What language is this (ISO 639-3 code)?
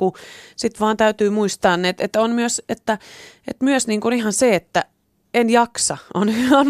fin